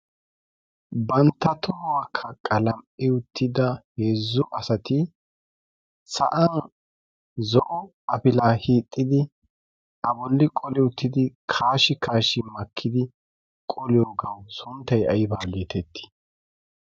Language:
Wolaytta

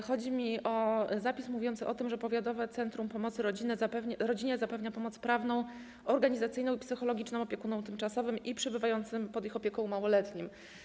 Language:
Polish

